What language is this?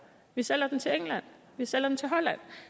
Danish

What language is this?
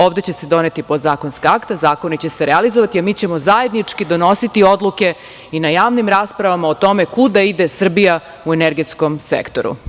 Serbian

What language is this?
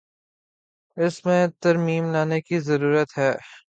Urdu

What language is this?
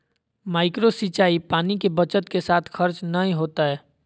Magahi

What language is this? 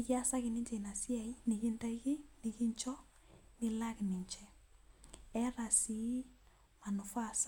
Masai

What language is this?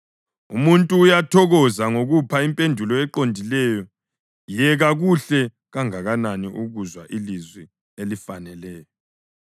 North Ndebele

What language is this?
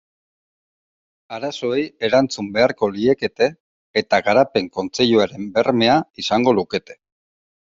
Basque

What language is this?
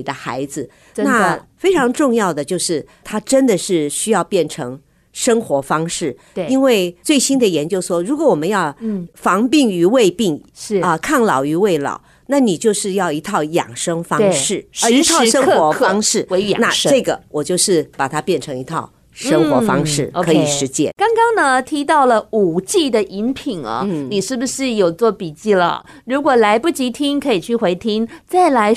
Chinese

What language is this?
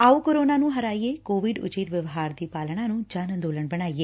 Punjabi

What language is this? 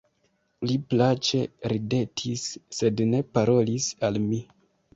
Esperanto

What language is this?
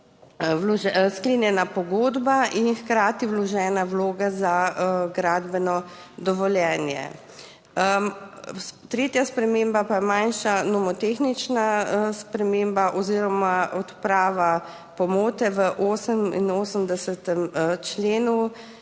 Slovenian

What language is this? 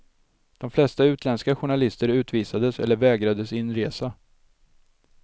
Swedish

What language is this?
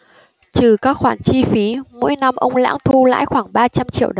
Vietnamese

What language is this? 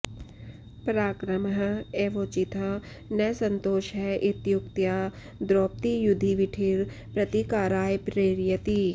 Sanskrit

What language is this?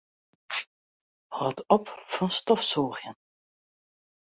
Western Frisian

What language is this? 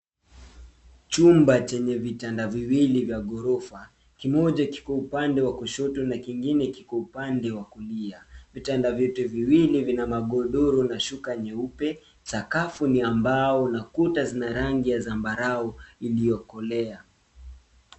Swahili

